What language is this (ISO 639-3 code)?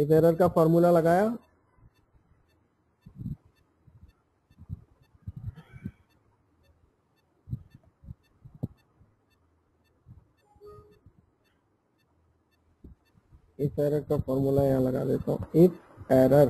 hin